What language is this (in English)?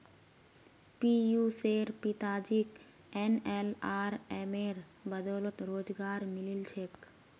Magahi